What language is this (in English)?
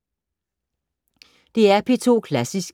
Danish